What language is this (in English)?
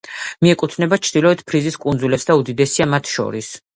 Georgian